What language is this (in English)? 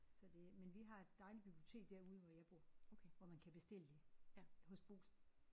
Danish